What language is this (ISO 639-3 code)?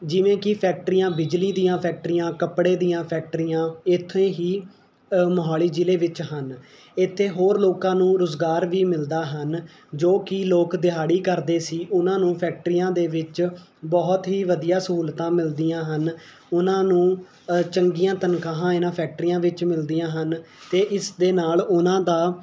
pan